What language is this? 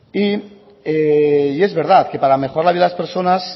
Spanish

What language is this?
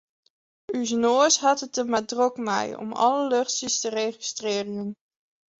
Western Frisian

